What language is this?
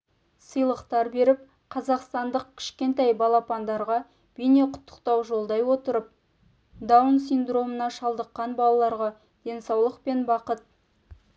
Kazakh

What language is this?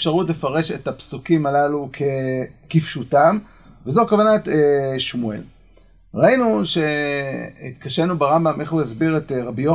Hebrew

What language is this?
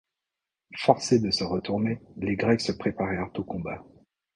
French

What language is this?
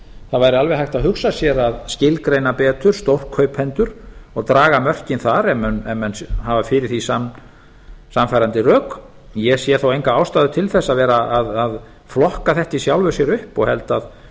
Icelandic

